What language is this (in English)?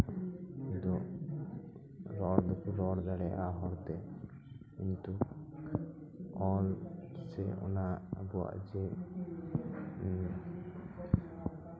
Santali